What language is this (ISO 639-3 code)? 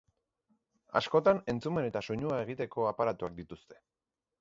eus